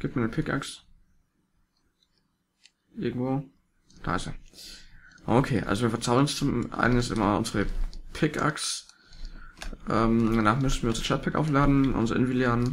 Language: German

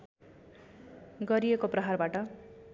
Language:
Nepali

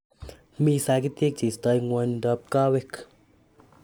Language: Kalenjin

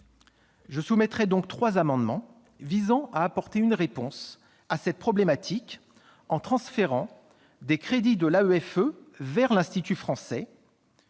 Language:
French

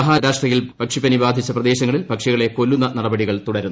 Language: Malayalam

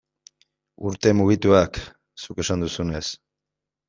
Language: Basque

